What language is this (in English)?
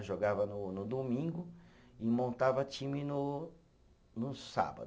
Portuguese